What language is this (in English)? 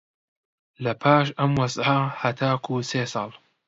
Central Kurdish